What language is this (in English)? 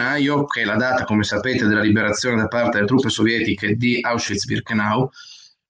Italian